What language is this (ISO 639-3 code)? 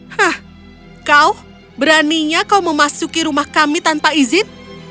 ind